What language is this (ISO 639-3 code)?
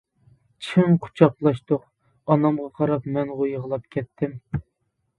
uig